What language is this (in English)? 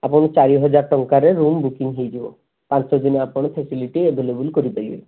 Odia